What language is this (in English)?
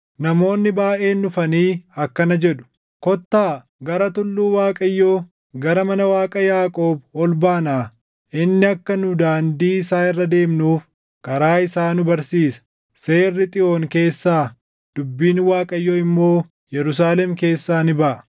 Oromo